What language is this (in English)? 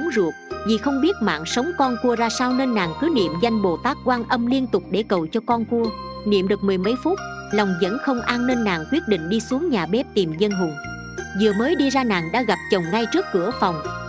Vietnamese